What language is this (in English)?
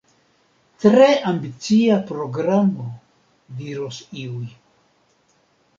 Esperanto